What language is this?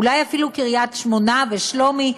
Hebrew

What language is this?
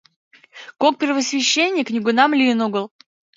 Mari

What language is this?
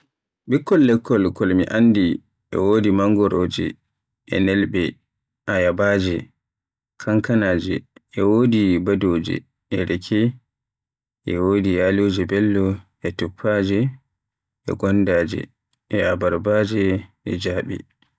Western Niger Fulfulde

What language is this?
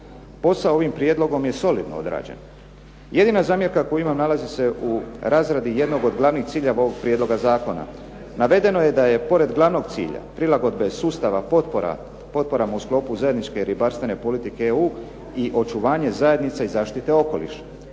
Croatian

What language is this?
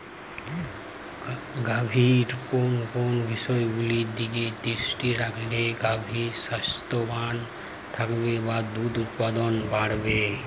Bangla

